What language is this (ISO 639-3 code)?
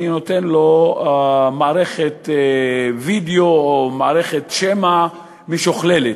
heb